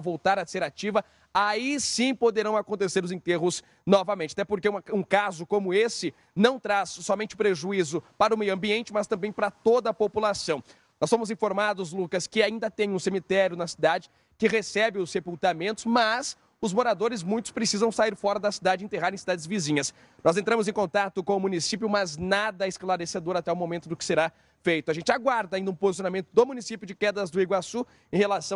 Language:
Portuguese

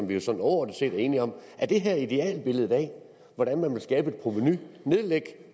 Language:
Danish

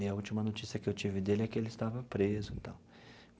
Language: Portuguese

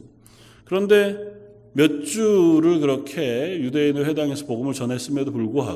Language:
Korean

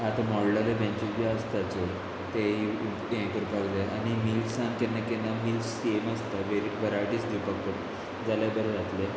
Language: Konkani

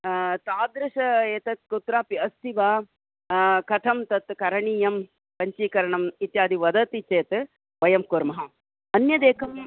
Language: Sanskrit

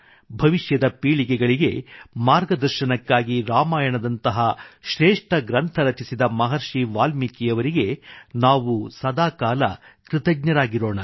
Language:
Kannada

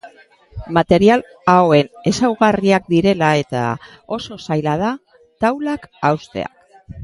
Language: Basque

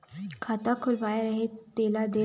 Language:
Chhattisgarhi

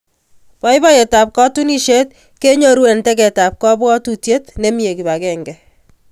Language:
Kalenjin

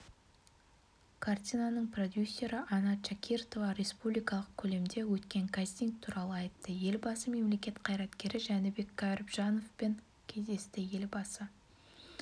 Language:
Kazakh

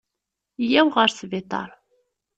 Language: Kabyle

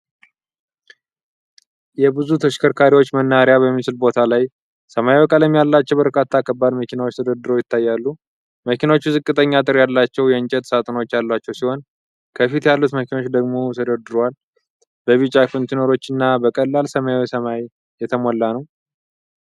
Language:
Amharic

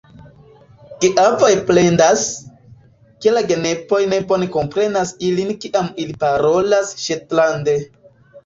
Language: Esperanto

